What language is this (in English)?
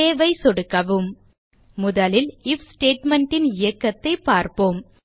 Tamil